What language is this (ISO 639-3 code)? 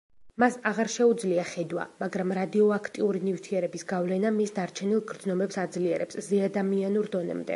kat